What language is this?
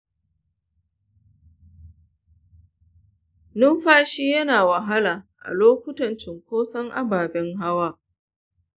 Hausa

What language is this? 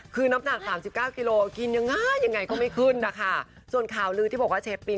Thai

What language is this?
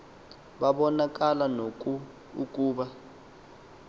Xhosa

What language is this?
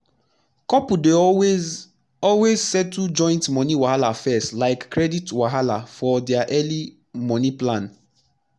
Nigerian Pidgin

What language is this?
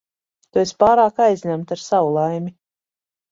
Latvian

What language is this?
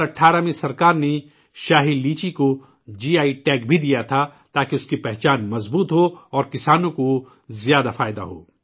Urdu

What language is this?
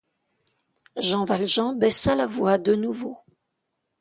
French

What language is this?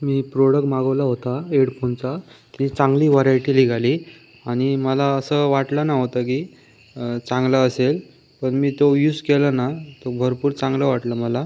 Marathi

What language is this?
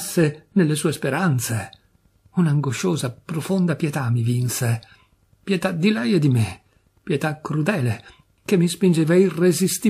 Italian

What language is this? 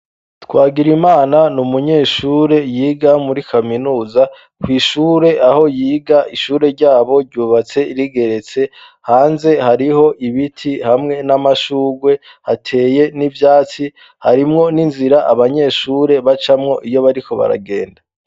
Rundi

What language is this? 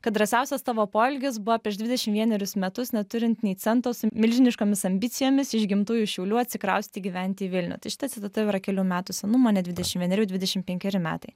Lithuanian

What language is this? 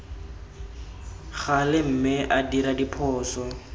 Tswana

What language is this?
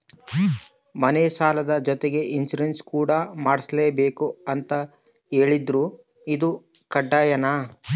Kannada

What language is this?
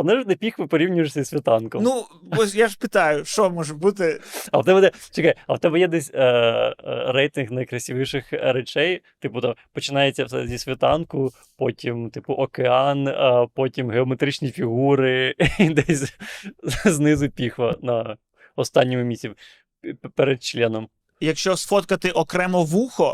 Ukrainian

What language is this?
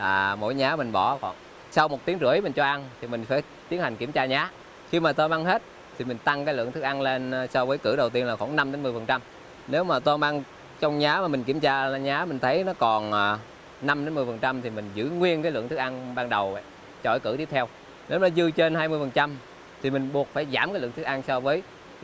Vietnamese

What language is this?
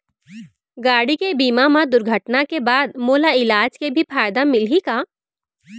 Chhattisgarhi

